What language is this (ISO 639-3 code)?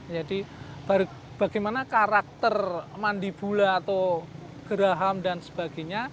ind